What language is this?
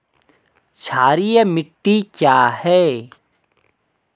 Hindi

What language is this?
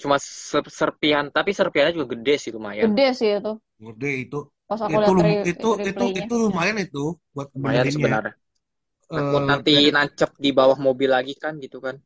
Indonesian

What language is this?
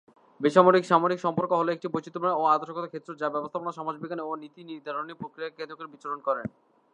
Bangla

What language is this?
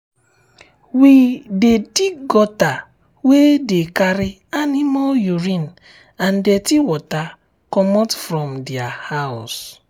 Nigerian Pidgin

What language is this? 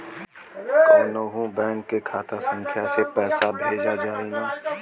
Bhojpuri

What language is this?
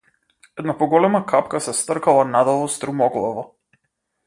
Macedonian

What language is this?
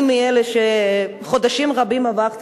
Hebrew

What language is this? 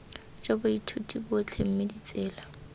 Tswana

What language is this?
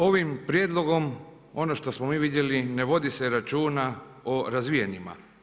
Croatian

